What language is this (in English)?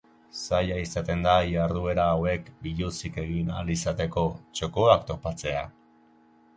Basque